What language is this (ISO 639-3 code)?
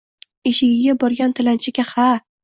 uzb